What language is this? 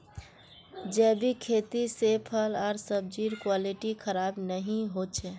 Magahi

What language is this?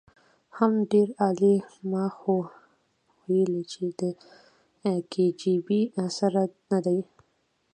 Pashto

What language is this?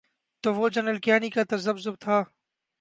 Urdu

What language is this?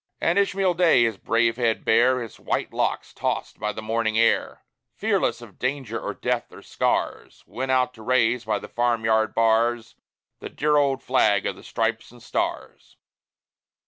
English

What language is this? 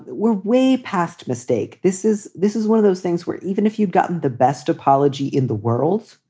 English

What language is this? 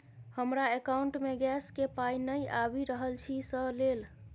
Maithili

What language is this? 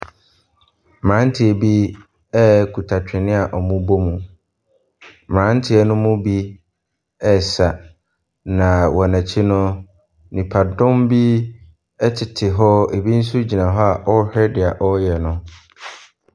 Akan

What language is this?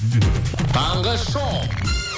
Kazakh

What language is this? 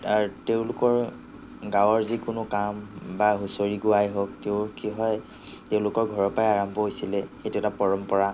Assamese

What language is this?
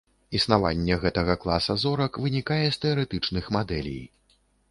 Belarusian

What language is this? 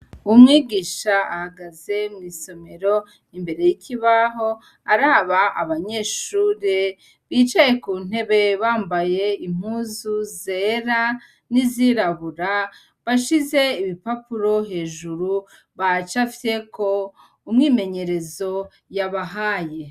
Rundi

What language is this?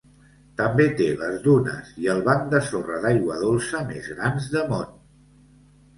Catalan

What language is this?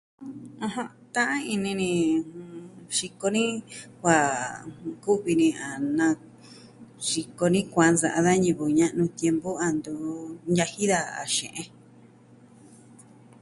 Southwestern Tlaxiaco Mixtec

